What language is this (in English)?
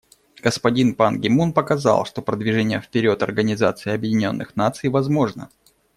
Russian